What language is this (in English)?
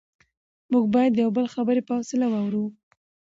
Pashto